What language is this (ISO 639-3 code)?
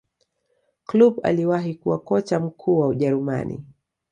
swa